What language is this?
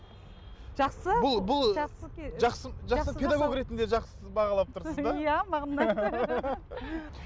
Kazakh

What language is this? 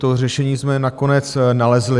Czech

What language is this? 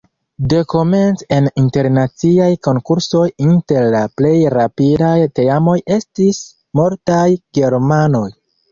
Esperanto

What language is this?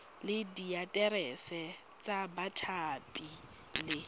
Tswana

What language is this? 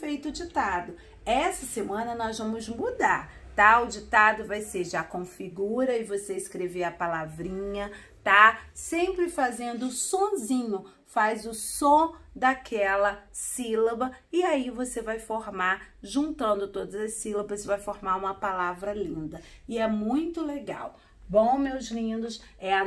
Portuguese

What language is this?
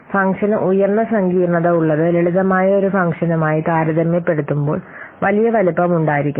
Malayalam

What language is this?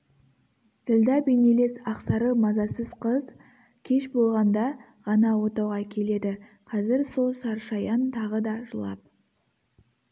Kazakh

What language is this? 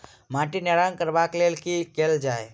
Maithili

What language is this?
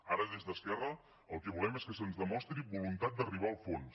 Catalan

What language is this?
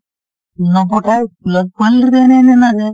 Assamese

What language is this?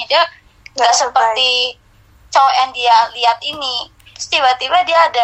Indonesian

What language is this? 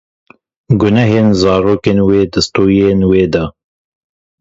Kurdish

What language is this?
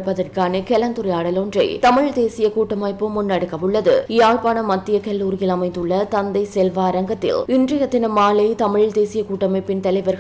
Arabic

